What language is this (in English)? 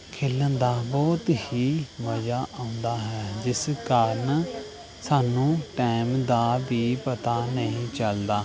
Punjabi